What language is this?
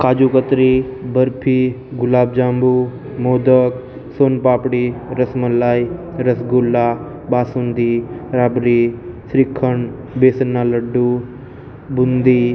Gujarati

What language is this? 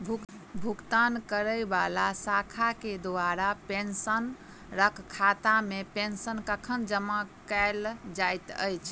Maithili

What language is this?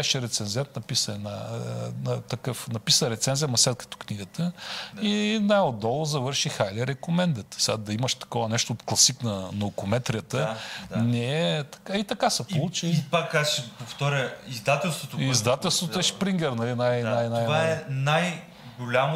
Bulgarian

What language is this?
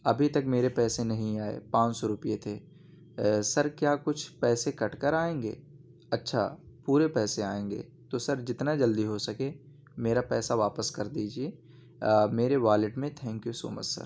Urdu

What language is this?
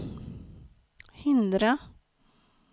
Swedish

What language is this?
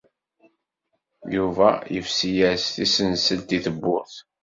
Kabyle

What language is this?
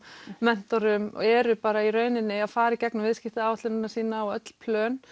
Icelandic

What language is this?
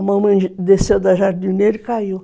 Portuguese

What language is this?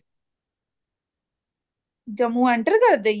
Punjabi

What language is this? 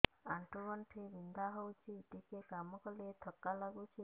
Odia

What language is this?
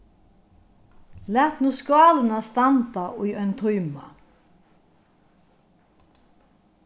Faroese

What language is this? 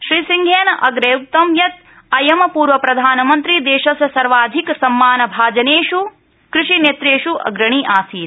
Sanskrit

